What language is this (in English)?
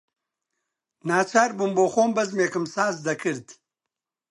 Central Kurdish